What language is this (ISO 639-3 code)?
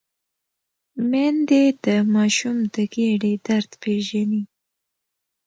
pus